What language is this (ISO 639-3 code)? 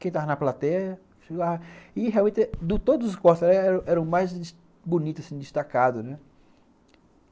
por